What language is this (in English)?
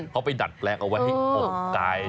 Thai